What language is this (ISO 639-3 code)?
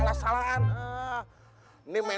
ind